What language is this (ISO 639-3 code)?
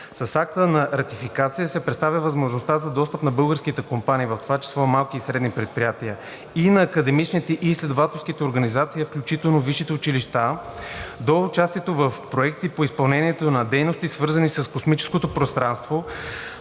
bul